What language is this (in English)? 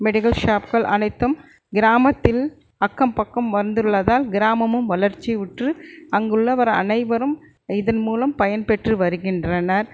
Tamil